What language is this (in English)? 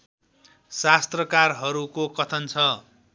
Nepali